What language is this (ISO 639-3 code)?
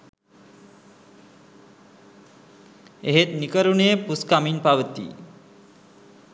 sin